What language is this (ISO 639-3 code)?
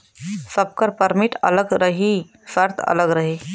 bho